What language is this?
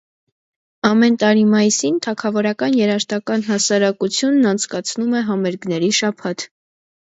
Armenian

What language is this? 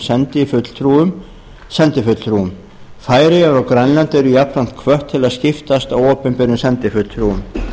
Icelandic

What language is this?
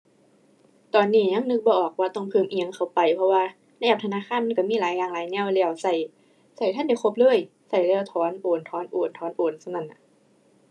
Thai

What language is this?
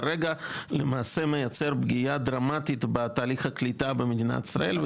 Hebrew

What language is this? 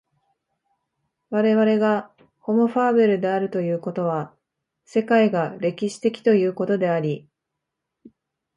Japanese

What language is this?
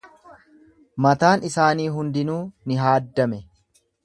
Oromo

